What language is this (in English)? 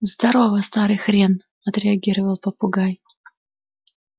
Russian